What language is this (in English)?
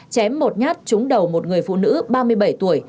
Vietnamese